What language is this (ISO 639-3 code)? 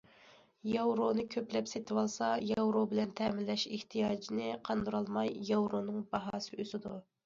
uig